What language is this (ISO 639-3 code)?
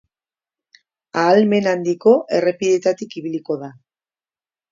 eus